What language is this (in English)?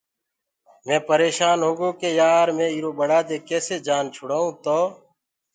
Gurgula